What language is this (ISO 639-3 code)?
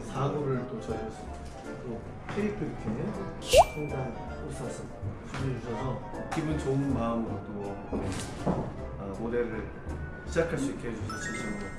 kor